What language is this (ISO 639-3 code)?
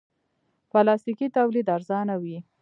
pus